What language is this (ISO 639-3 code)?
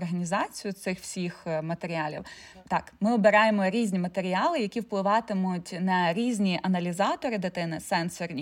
ukr